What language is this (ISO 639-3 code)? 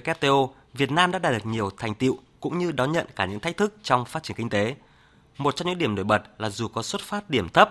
vie